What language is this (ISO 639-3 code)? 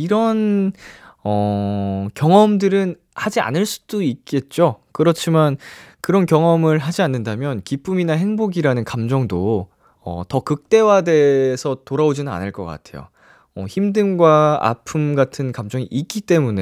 kor